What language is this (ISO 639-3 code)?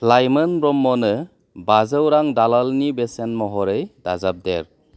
brx